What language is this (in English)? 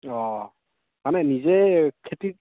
Assamese